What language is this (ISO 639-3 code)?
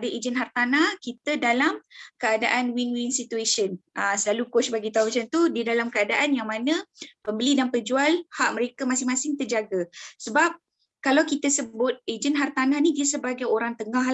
msa